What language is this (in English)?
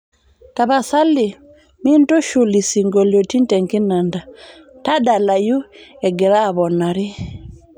Masai